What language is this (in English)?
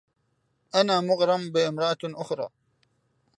Arabic